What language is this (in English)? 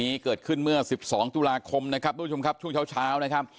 Thai